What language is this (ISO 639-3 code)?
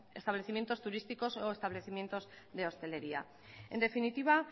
spa